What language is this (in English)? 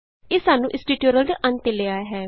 Punjabi